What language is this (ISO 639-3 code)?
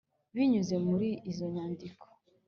kin